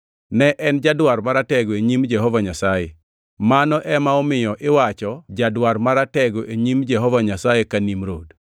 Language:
Luo (Kenya and Tanzania)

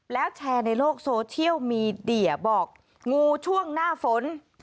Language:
Thai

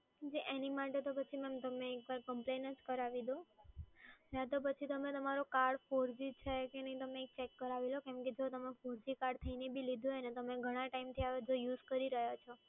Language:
Gujarati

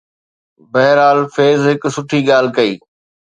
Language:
Sindhi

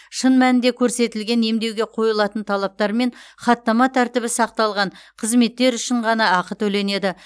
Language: Kazakh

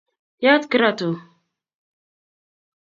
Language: Kalenjin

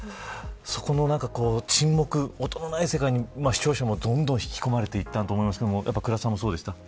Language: Japanese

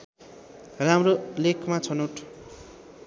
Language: Nepali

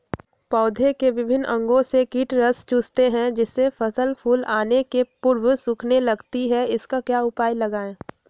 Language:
Magahi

